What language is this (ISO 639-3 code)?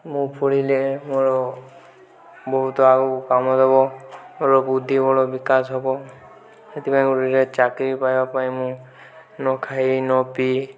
ori